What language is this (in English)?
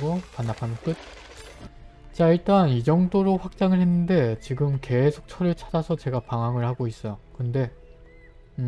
Korean